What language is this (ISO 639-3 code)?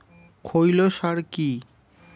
ben